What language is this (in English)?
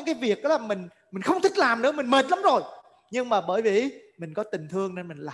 Vietnamese